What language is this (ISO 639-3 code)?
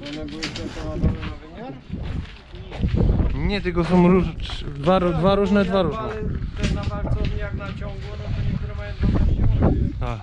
pol